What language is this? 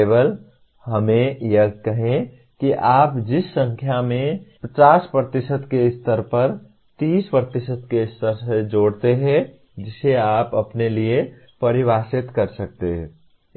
Hindi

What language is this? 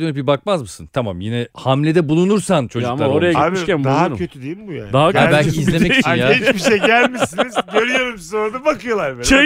Turkish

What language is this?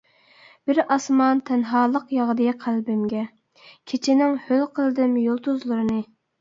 Uyghur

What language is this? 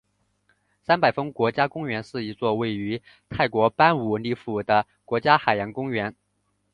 Chinese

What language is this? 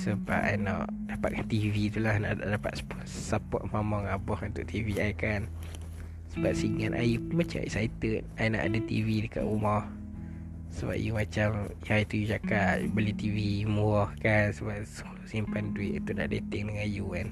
Malay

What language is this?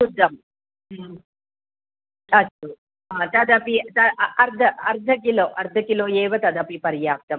Sanskrit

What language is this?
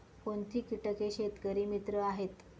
Marathi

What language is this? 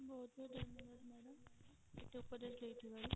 Odia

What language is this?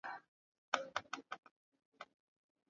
Swahili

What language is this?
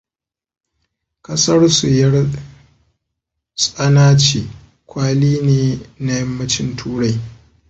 Hausa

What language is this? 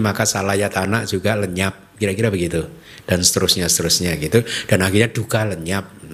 Indonesian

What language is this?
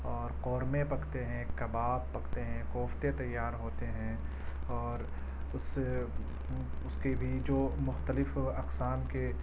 Urdu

